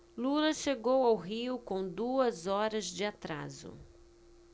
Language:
Portuguese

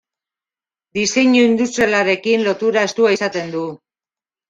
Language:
Basque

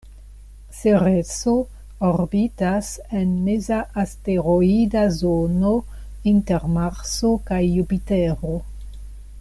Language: Esperanto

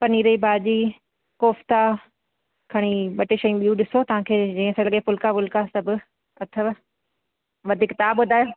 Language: Sindhi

